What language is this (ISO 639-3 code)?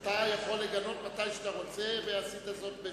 heb